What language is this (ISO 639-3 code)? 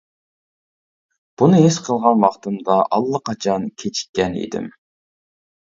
uig